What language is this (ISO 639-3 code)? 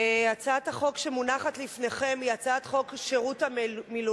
heb